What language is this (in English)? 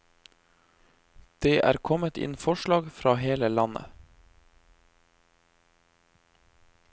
Norwegian